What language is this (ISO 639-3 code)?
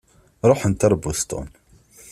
kab